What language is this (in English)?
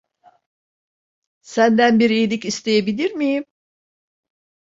Turkish